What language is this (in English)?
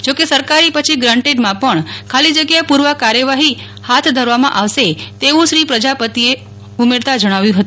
Gujarati